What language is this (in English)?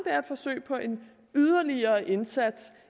Danish